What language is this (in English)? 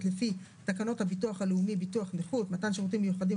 Hebrew